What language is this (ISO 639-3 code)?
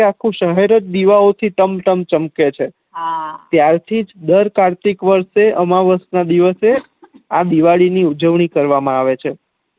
guj